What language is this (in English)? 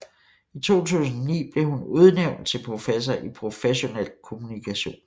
Danish